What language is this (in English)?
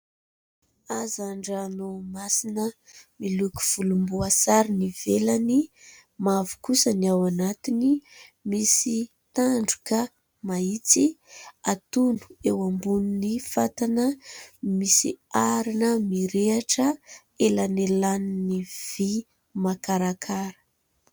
Malagasy